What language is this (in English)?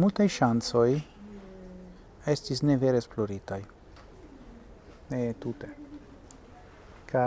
Italian